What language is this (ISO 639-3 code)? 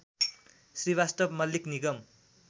nep